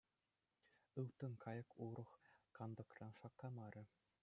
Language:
Chuvash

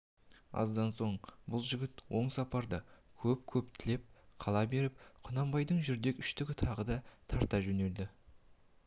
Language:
Kazakh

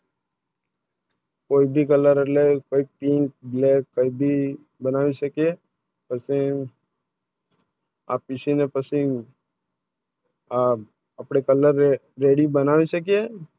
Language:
Gujarati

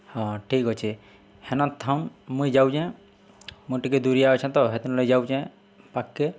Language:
Odia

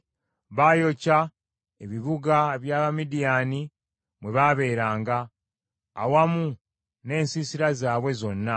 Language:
Ganda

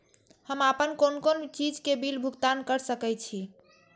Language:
Maithili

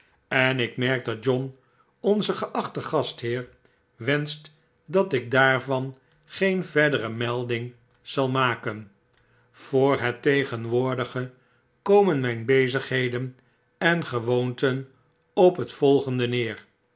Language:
Dutch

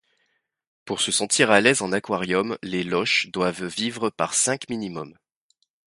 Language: French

